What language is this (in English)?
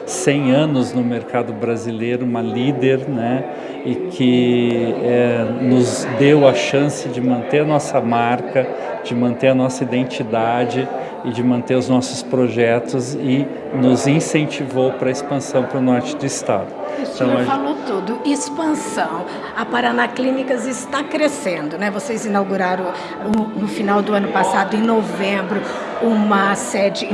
Portuguese